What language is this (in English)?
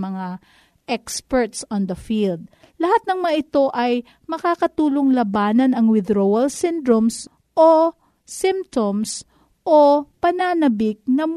Filipino